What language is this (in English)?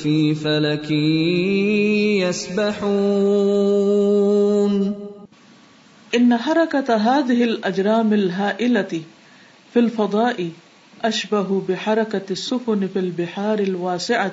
Urdu